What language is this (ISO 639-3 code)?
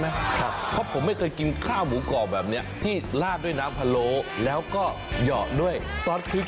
tha